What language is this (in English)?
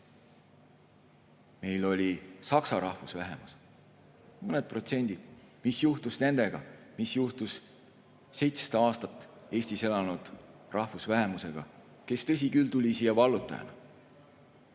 Estonian